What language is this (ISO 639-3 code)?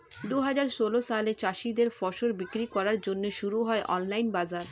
ben